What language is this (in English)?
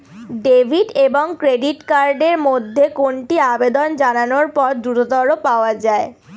Bangla